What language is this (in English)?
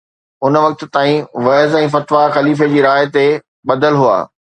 Sindhi